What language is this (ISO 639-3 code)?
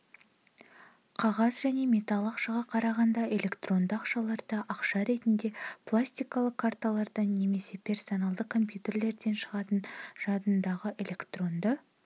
kaz